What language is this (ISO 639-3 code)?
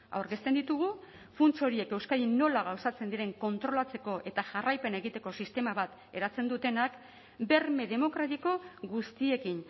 eus